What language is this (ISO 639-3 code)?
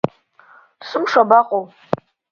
abk